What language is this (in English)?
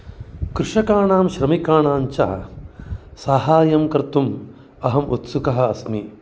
Sanskrit